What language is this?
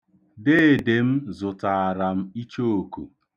Igbo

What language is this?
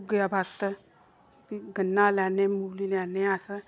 Dogri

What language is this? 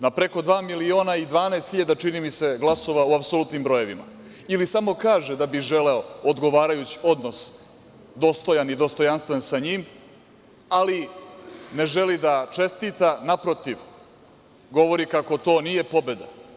Serbian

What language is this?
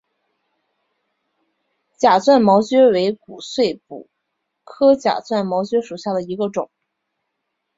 Chinese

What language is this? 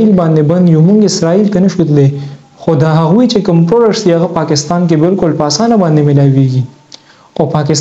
Romanian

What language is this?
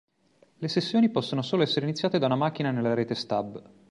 Italian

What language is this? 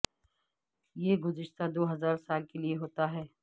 Urdu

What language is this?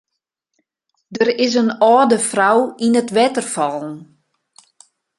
Western Frisian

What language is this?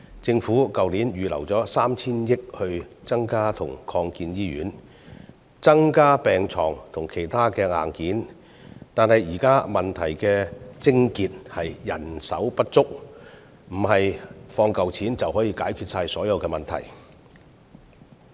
Cantonese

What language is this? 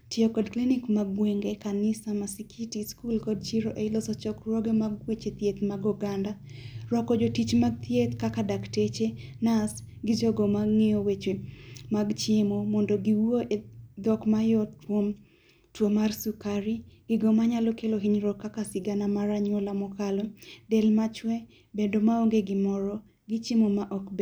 Luo (Kenya and Tanzania)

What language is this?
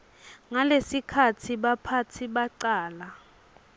Swati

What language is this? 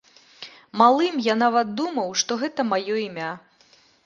Belarusian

